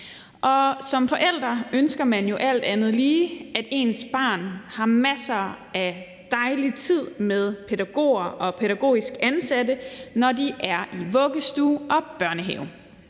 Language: Danish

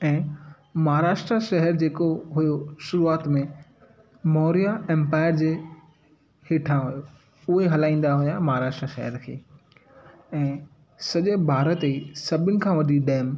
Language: Sindhi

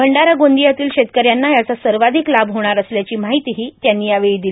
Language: Marathi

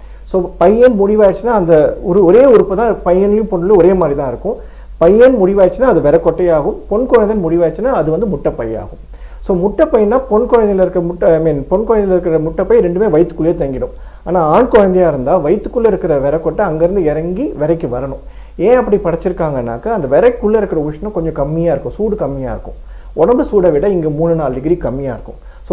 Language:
Tamil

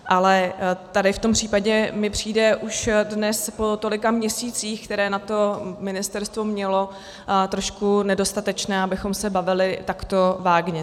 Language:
Czech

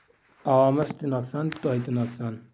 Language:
Kashmiri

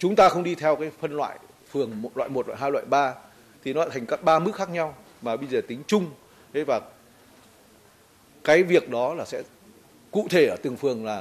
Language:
Vietnamese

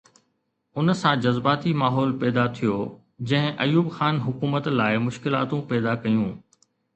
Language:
Sindhi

